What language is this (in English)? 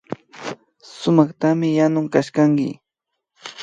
Imbabura Highland Quichua